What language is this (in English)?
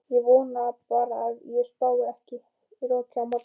Icelandic